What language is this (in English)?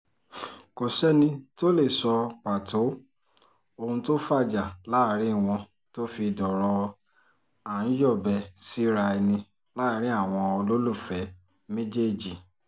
Yoruba